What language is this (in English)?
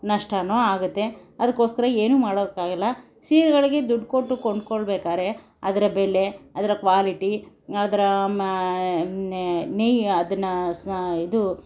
Kannada